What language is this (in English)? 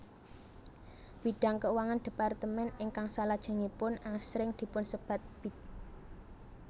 Javanese